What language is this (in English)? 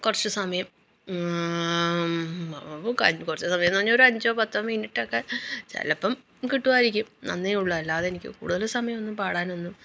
Malayalam